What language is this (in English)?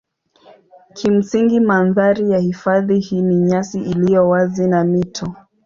Swahili